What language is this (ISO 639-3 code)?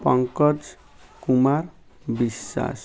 ori